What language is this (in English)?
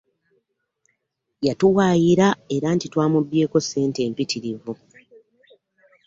Ganda